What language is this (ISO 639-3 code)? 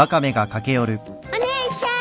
jpn